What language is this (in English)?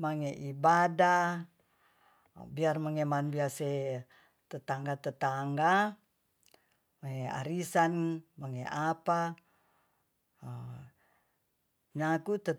Tonsea